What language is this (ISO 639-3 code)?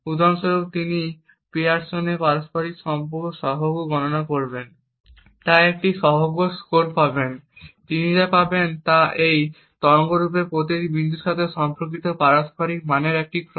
ben